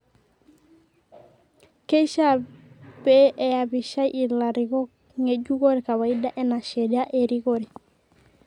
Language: Masai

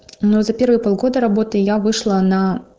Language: Russian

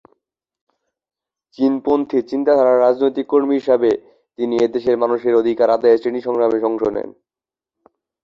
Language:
Bangla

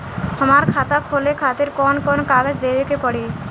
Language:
Bhojpuri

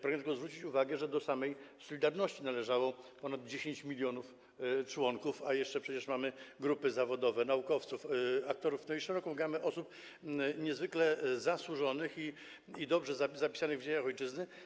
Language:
Polish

